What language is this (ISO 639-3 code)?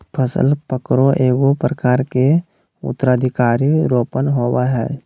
mag